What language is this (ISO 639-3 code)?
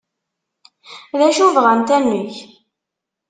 kab